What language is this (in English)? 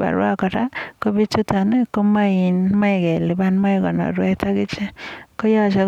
Kalenjin